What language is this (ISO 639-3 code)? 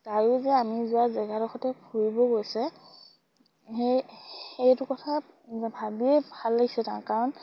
asm